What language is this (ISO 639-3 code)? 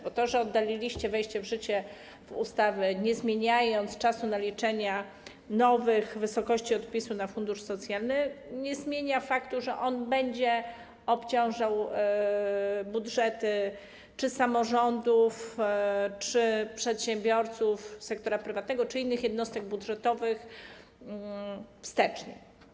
pol